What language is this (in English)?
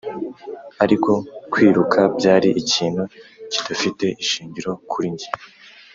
Kinyarwanda